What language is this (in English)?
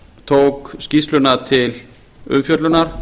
Icelandic